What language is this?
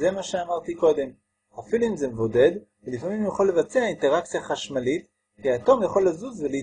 Hebrew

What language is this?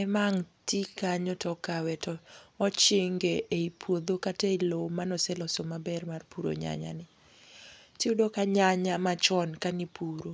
Luo (Kenya and Tanzania)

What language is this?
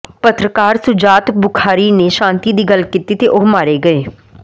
Punjabi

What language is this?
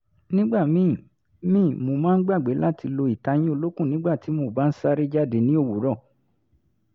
Yoruba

